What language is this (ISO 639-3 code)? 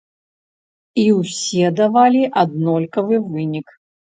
bel